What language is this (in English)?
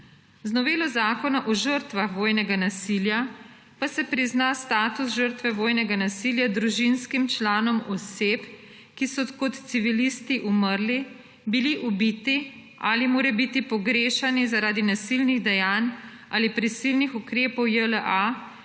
Slovenian